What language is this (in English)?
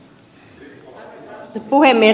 Finnish